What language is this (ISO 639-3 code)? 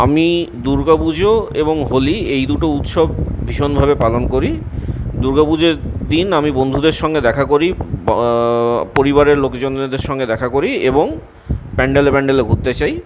ben